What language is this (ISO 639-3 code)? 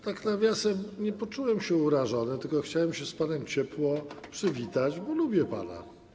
pol